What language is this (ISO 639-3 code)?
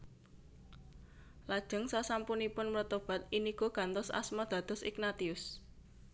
jav